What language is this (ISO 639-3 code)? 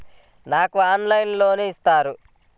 tel